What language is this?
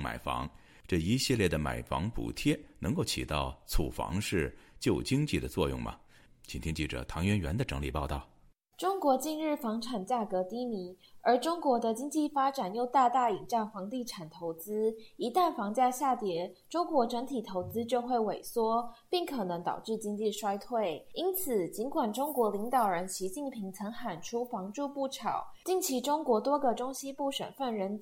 Chinese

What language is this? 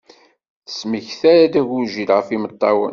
Kabyle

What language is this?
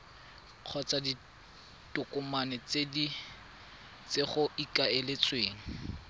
Tswana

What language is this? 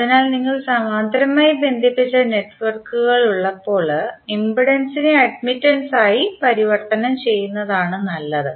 Malayalam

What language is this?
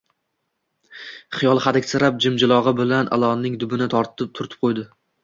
Uzbek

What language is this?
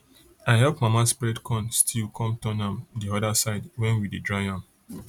Nigerian Pidgin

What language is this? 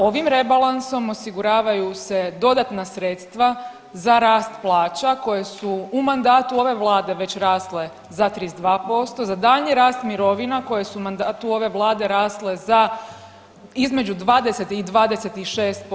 Croatian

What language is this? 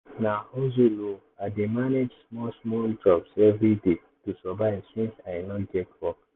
Nigerian Pidgin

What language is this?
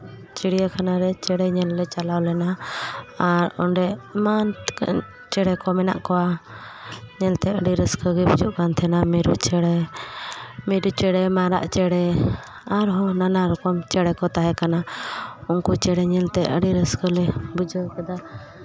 Santali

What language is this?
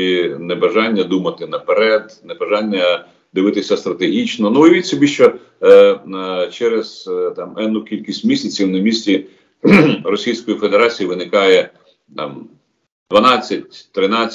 Ukrainian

